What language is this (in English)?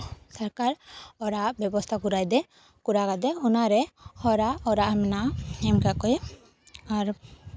Santali